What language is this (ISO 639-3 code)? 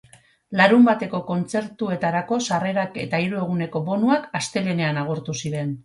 eus